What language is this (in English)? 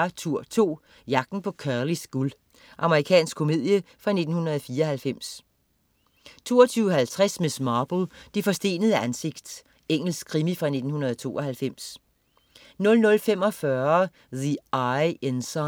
Danish